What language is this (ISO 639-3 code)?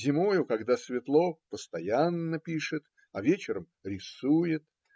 rus